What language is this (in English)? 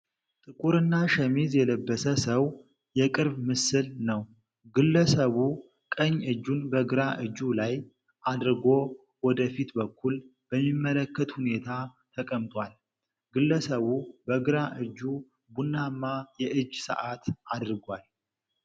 Amharic